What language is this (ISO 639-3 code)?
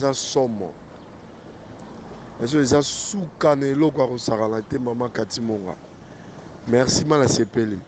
fra